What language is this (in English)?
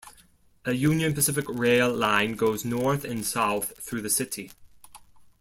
English